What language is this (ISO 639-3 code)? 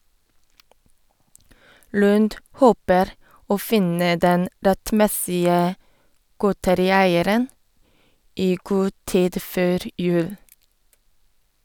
nor